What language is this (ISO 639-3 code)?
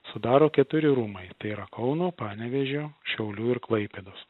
lit